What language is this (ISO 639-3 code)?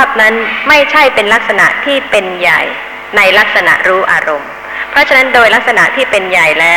tha